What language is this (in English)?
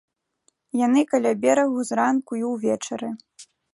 Belarusian